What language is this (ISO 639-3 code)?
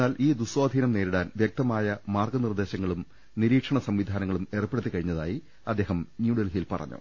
mal